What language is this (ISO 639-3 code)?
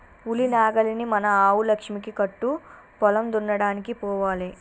tel